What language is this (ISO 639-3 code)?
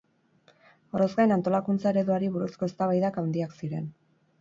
eus